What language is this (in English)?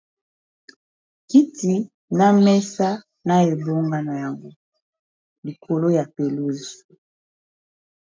Lingala